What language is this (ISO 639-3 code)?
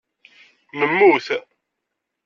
kab